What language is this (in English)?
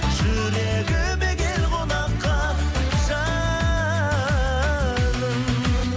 Kazakh